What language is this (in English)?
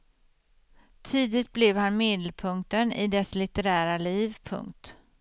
Swedish